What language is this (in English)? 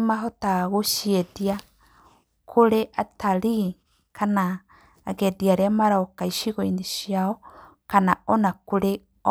Kikuyu